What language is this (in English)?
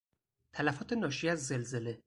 Persian